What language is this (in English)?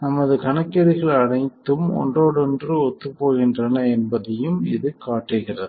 Tamil